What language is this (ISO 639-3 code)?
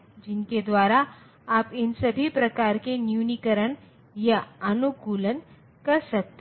hin